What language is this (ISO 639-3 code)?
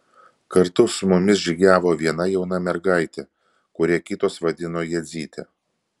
lit